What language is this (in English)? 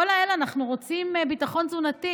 Hebrew